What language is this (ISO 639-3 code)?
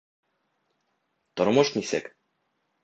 bak